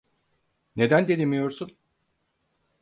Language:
Turkish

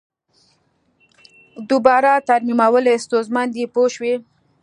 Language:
Pashto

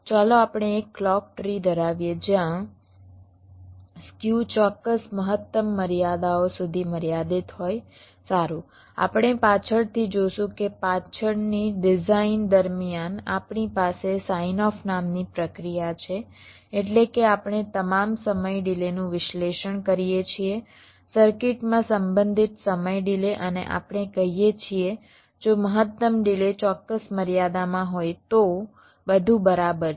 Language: Gujarati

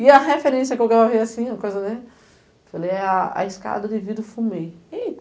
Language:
Portuguese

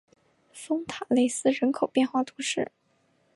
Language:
Chinese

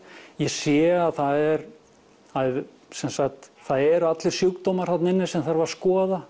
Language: Icelandic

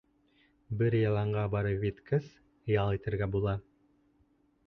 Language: Bashkir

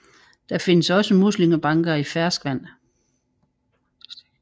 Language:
Danish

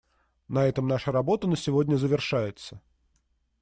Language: Russian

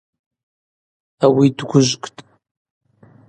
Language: Abaza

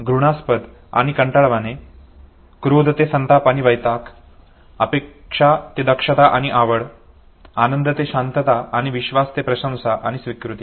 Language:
Marathi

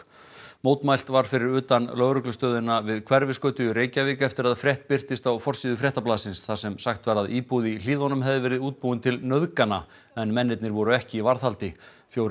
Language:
Icelandic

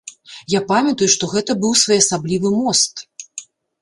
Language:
Belarusian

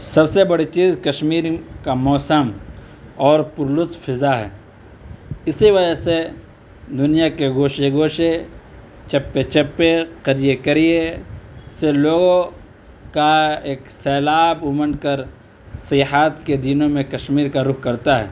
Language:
Urdu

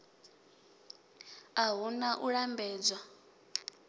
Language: Venda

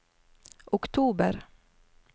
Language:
Norwegian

